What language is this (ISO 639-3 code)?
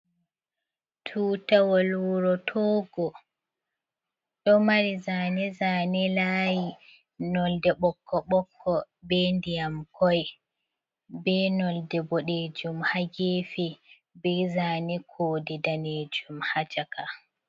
ful